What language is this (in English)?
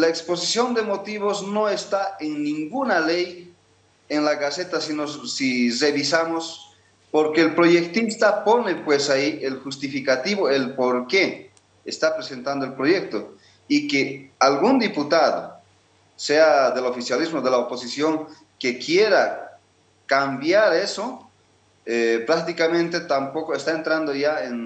Spanish